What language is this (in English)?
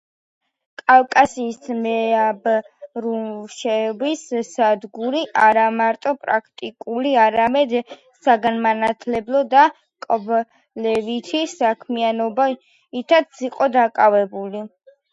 Georgian